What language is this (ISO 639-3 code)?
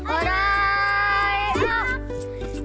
tha